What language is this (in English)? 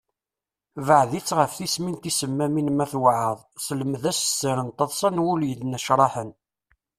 Kabyle